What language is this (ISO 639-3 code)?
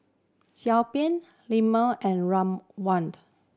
eng